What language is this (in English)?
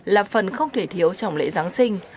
Vietnamese